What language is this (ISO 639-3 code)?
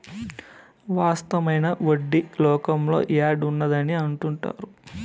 tel